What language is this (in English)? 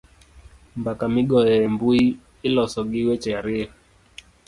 Luo (Kenya and Tanzania)